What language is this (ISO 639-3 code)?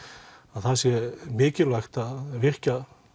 isl